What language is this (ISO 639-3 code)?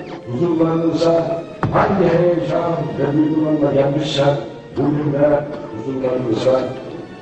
tur